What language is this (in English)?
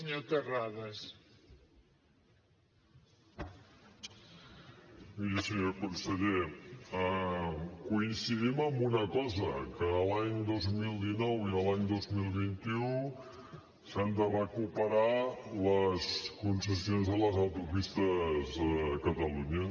Catalan